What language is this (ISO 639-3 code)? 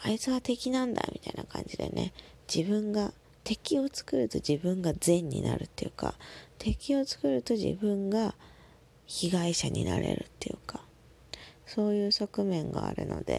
jpn